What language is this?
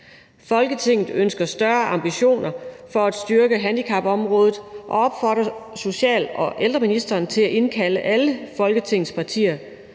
Danish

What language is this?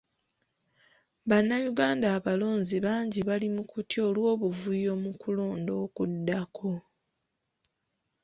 Ganda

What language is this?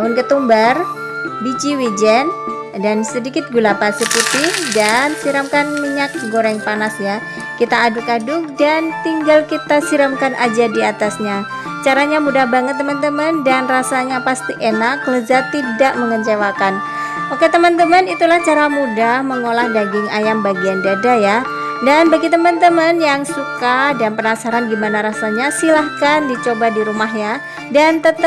Indonesian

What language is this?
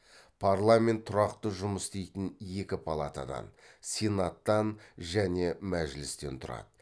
Kazakh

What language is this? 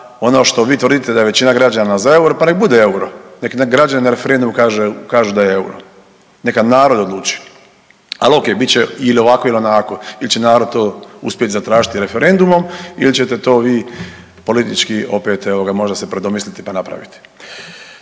Croatian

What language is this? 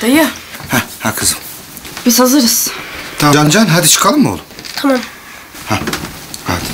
Turkish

